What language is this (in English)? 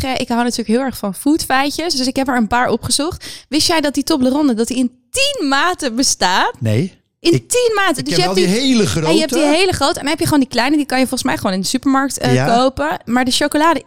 Dutch